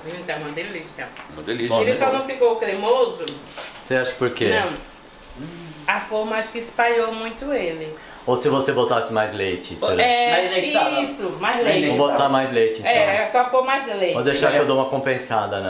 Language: Portuguese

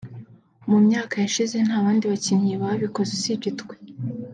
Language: Kinyarwanda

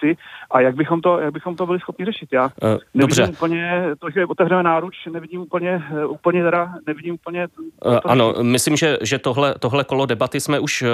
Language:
Czech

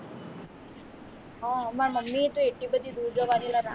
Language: Gujarati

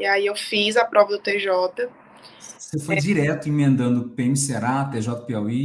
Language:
Portuguese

